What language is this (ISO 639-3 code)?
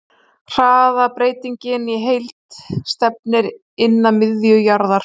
isl